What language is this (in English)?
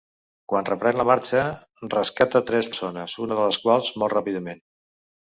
Catalan